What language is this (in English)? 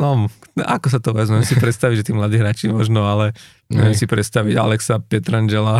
Slovak